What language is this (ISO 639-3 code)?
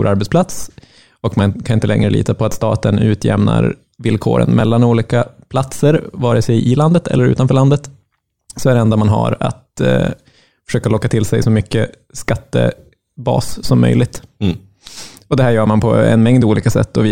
swe